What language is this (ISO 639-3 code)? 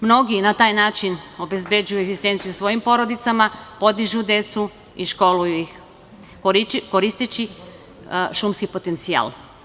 srp